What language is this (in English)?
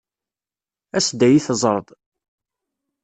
Kabyle